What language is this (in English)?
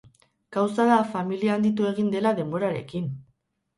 Basque